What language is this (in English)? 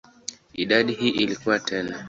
Swahili